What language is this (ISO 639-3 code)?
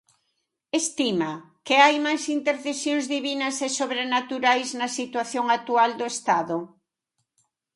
glg